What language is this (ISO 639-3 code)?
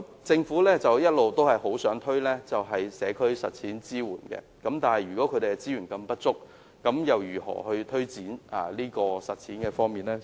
yue